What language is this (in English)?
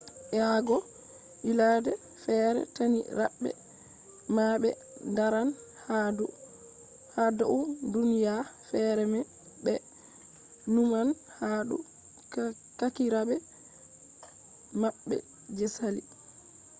Fula